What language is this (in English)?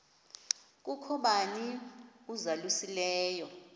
Xhosa